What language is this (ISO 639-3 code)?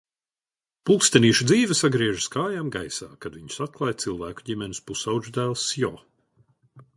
lav